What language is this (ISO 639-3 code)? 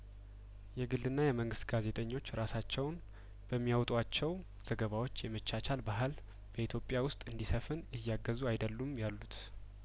amh